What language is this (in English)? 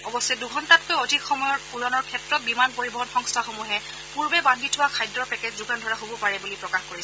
Assamese